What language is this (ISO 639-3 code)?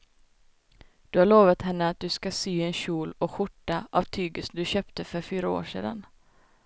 swe